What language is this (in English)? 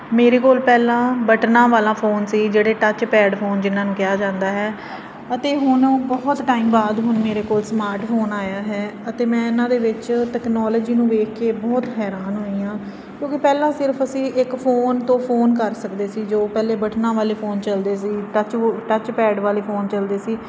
Punjabi